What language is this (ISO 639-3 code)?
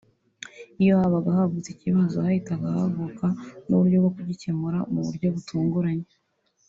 kin